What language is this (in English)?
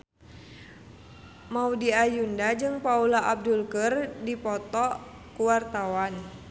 Sundanese